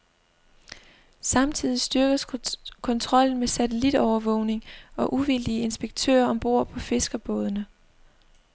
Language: Danish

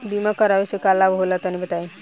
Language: Bhojpuri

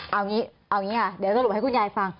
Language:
Thai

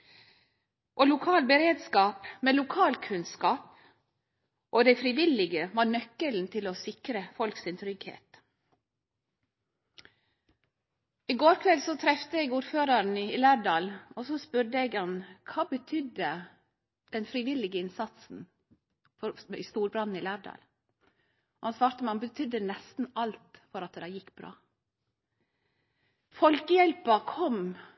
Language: Norwegian Nynorsk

